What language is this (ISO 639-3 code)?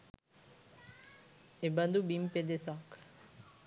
sin